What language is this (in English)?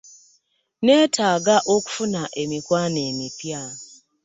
Ganda